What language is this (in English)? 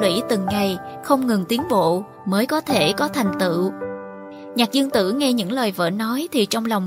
Vietnamese